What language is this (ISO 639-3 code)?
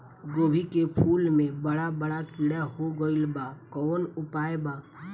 bho